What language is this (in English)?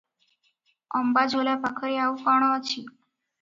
Odia